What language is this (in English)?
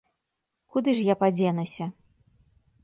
Belarusian